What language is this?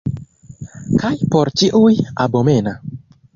Esperanto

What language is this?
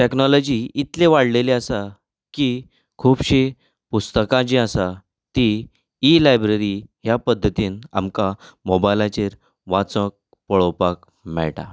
Konkani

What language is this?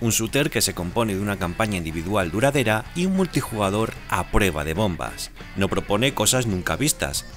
Spanish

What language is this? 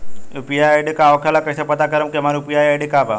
Bhojpuri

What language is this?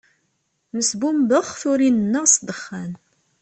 Kabyle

